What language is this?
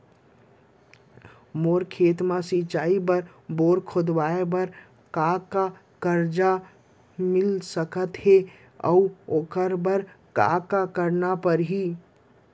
Chhattisgarhi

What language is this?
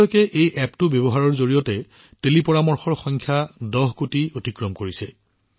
Assamese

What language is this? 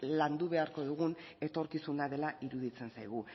Basque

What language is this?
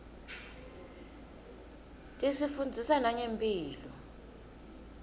Swati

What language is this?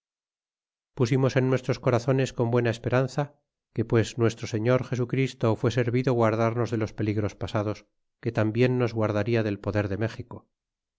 Spanish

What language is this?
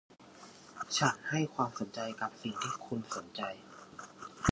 Thai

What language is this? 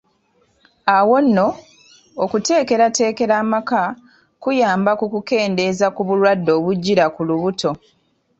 Ganda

